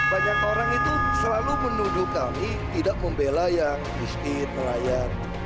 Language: Indonesian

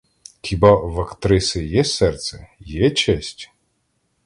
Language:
Ukrainian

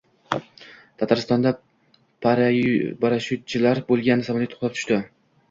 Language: Uzbek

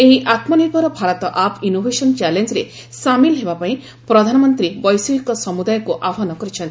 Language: Odia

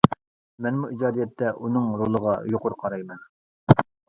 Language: Uyghur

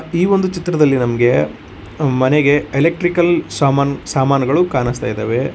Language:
Kannada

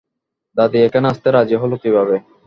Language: Bangla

